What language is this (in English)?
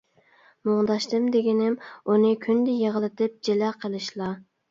Uyghur